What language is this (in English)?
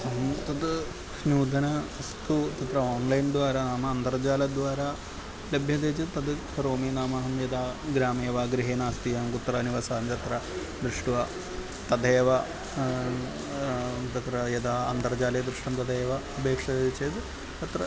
Sanskrit